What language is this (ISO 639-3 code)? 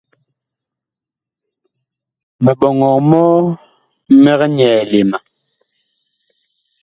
bkh